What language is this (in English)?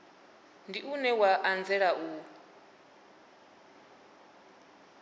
Venda